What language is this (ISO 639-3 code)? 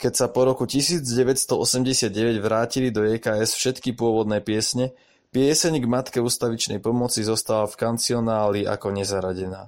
slk